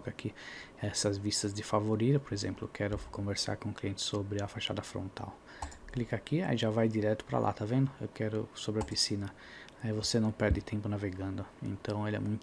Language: Portuguese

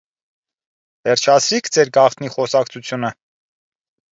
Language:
Armenian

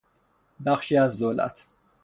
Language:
Persian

